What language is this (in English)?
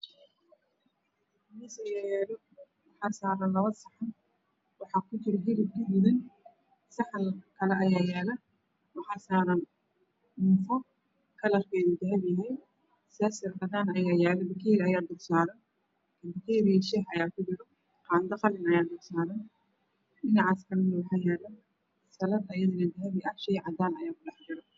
Somali